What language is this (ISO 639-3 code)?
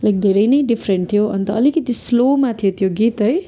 nep